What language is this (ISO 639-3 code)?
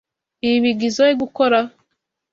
kin